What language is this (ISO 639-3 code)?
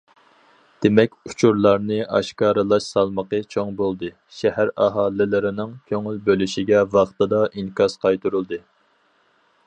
uig